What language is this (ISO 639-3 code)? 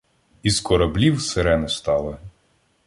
ukr